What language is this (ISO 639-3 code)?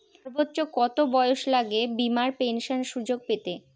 ben